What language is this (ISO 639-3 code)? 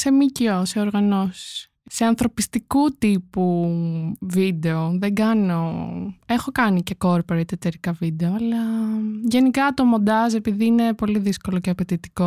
ell